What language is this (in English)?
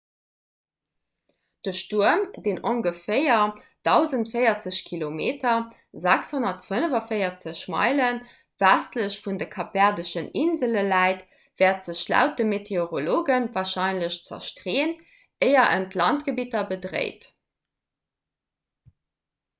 Luxembourgish